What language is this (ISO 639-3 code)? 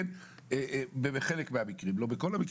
heb